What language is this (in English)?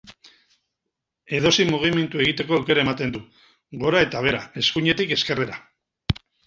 Basque